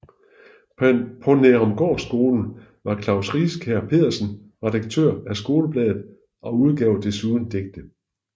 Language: Danish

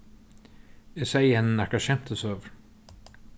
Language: Faroese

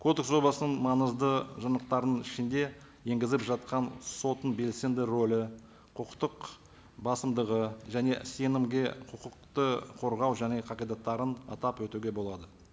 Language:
Kazakh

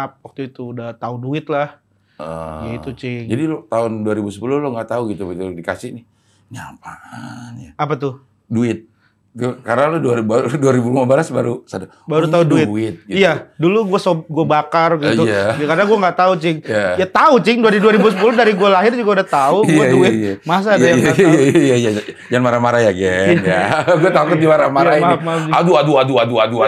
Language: Indonesian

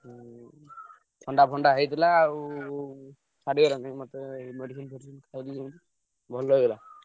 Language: Odia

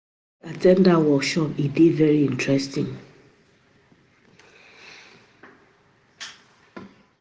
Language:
Nigerian Pidgin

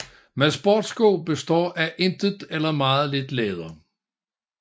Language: Danish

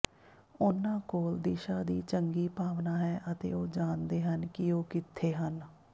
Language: Punjabi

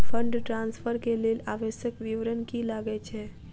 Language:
Maithili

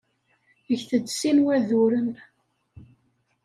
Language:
Kabyle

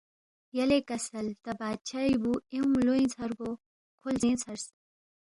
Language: Balti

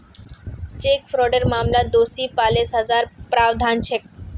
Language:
Magahi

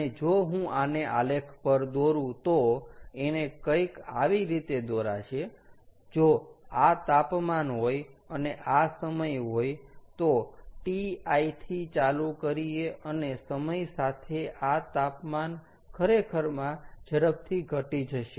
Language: Gujarati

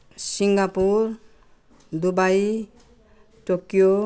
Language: Nepali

